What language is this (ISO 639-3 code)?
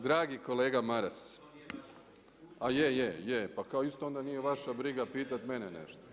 hrv